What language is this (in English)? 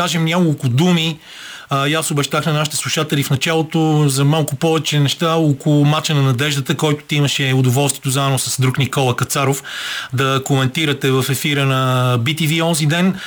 Bulgarian